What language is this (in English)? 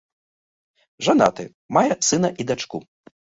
Belarusian